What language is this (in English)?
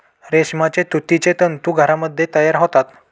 Marathi